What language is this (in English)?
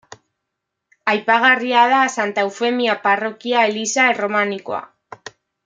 Basque